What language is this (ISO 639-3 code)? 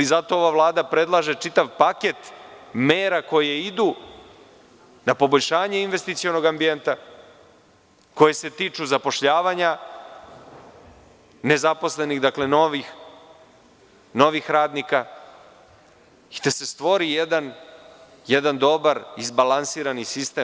srp